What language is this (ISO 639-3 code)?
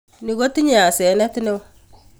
kln